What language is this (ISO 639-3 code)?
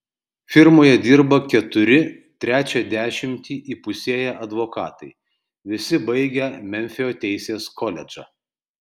lit